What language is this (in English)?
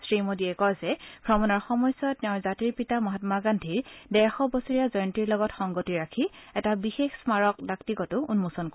Assamese